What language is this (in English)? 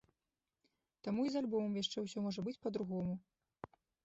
Belarusian